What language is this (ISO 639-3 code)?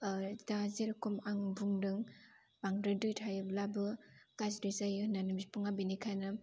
brx